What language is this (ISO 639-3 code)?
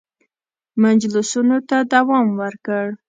pus